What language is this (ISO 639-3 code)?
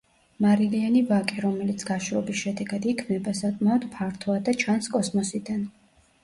kat